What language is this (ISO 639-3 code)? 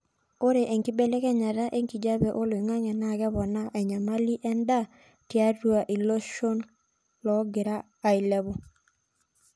mas